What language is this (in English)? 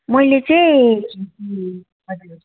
Nepali